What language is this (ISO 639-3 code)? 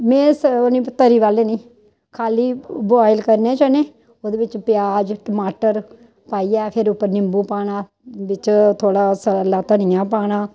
doi